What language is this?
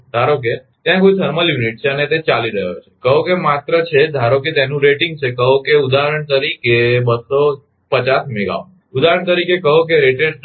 Gujarati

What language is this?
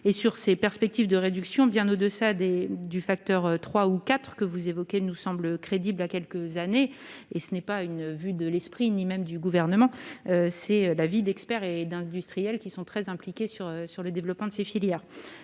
French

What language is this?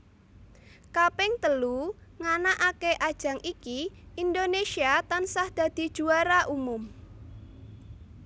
Javanese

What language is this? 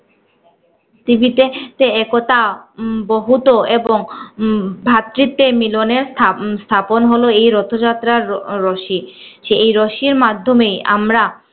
Bangla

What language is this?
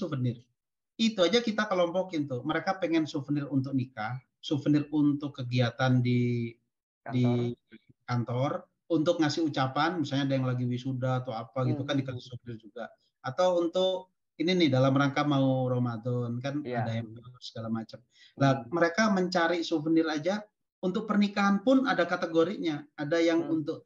Indonesian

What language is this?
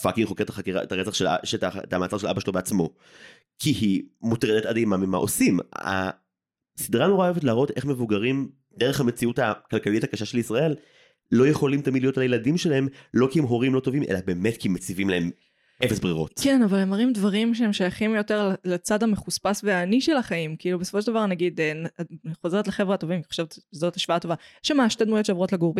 Hebrew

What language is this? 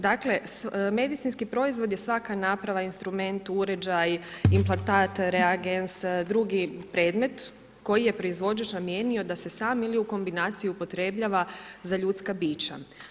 Croatian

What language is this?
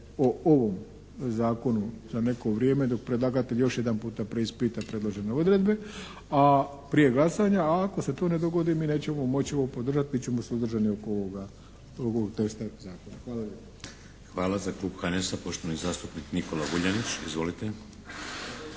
Croatian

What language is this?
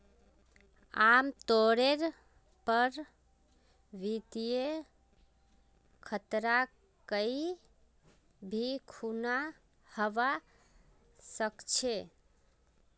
Magahi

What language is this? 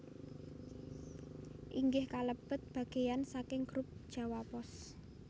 Javanese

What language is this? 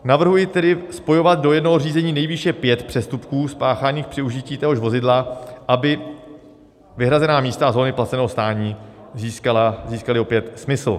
Czech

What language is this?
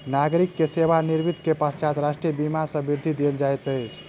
Maithili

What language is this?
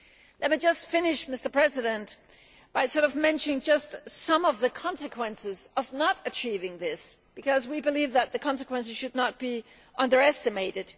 English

